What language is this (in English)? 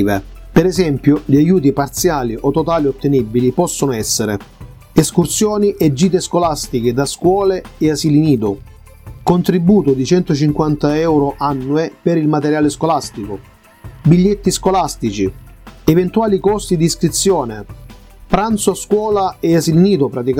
Italian